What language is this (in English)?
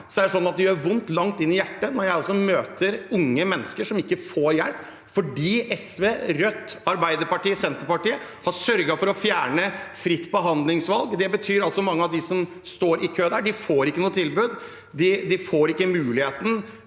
Norwegian